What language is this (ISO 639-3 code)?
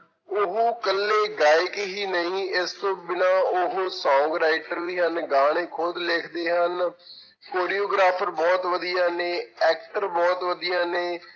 pan